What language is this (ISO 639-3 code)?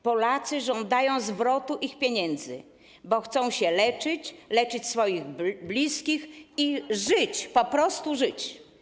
pol